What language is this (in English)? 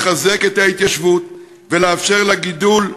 Hebrew